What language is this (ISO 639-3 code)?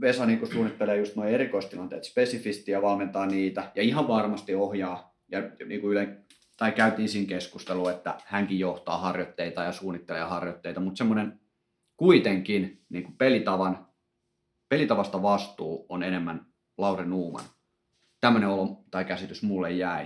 fin